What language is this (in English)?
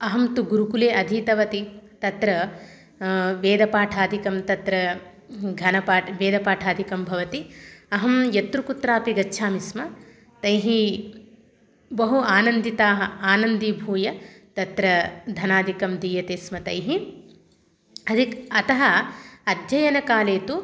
Sanskrit